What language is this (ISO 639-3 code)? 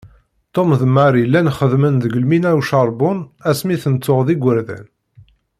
kab